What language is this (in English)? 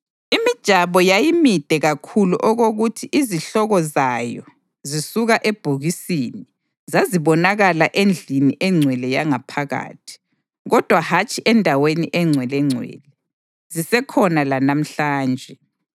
North Ndebele